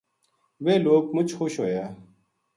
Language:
Gujari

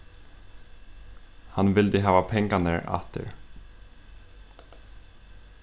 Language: Faroese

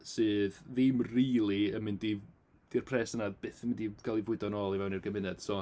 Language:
Welsh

